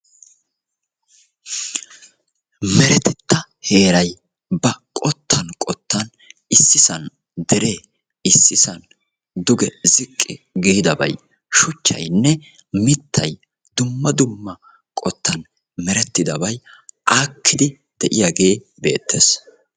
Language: Wolaytta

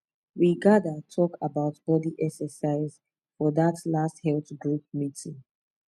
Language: Nigerian Pidgin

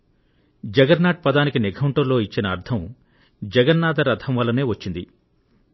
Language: Telugu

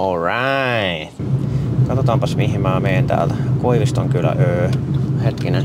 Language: Finnish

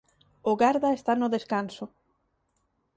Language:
Galician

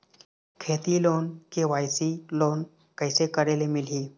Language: Chhattisgarhi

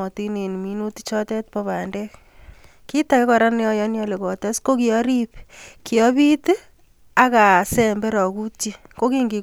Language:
Kalenjin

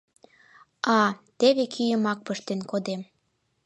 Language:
Mari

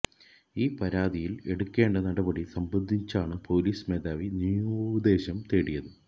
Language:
Malayalam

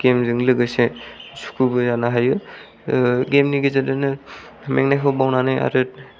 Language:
Bodo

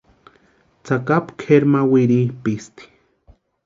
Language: Western Highland Purepecha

